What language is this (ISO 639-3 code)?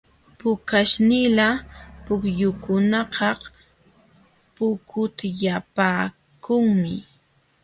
qxw